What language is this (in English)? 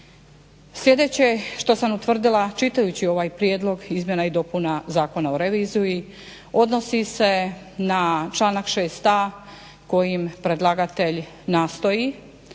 Croatian